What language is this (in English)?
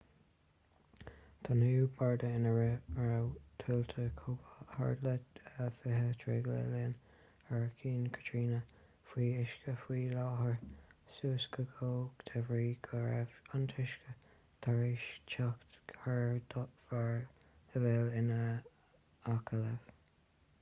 Irish